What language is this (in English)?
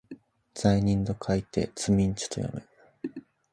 Japanese